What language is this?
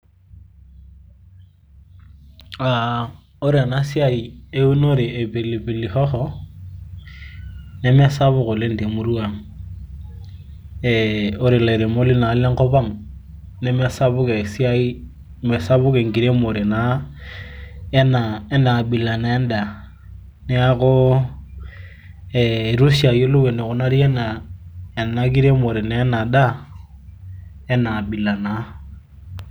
Masai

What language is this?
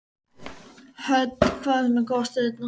Icelandic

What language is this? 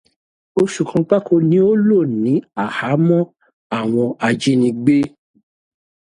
Yoruba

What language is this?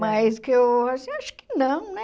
Portuguese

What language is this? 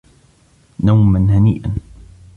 Arabic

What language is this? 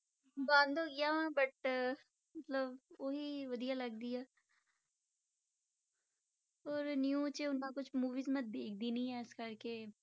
Punjabi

